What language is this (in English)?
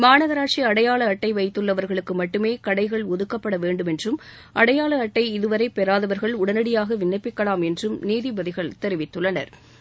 Tamil